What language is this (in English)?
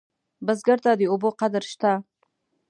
Pashto